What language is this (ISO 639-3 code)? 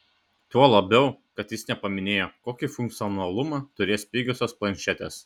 lit